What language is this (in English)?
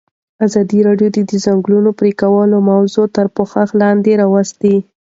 Pashto